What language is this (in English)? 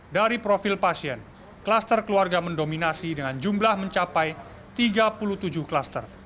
Indonesian